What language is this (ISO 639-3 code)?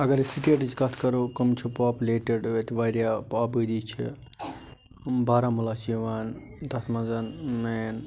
kas